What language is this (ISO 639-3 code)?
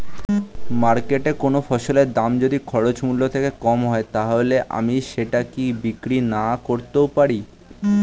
ben